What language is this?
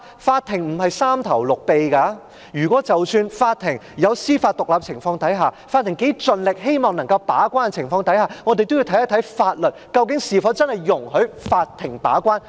Cantonese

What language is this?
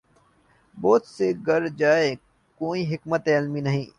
Urdu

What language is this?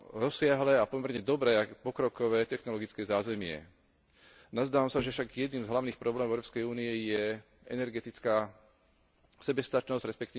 Slovak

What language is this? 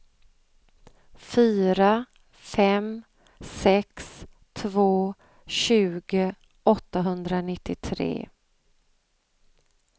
Swedish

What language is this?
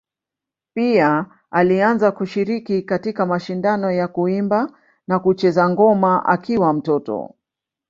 Swahili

